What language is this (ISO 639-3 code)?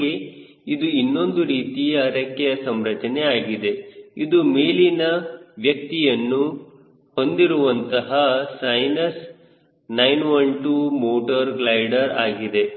kan